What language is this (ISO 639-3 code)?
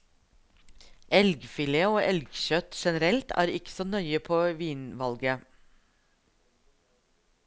nor